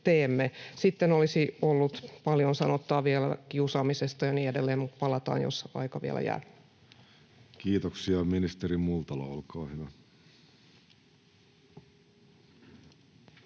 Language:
Finnish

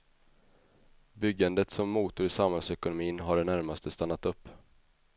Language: Swedish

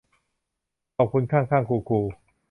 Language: Thai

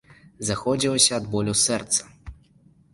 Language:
Belarusian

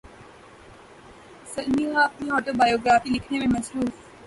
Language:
Urdu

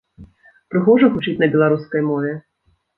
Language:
Belarusian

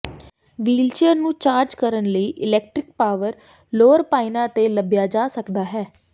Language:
Punjabi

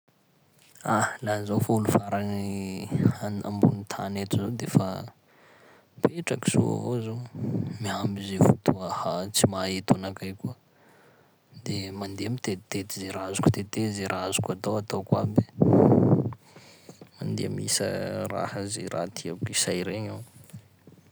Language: Sakalava Malagasy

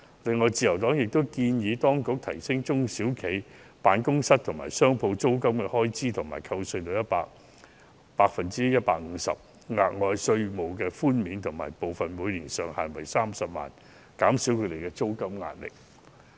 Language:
Cantonese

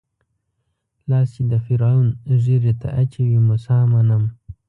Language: Pashto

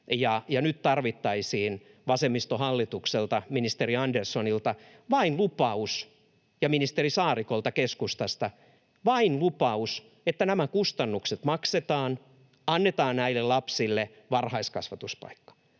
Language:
Finnish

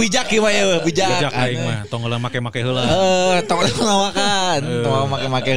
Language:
Indonesian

